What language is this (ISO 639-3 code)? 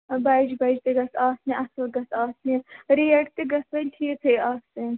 kas